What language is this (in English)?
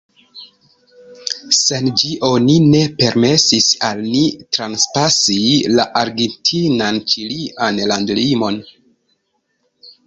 Esperanto